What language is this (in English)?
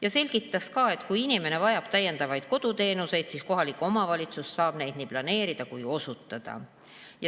Estonian